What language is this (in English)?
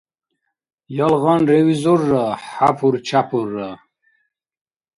Dargwa